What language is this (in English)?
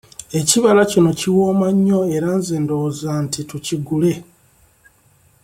Ganda